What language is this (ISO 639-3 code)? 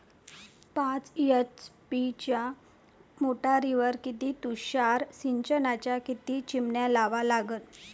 mar